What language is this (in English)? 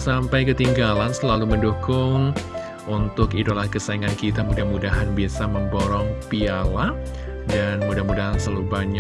Indonesian